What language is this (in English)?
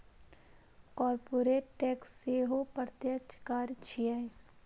Maithili